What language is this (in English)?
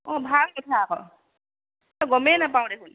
Assamese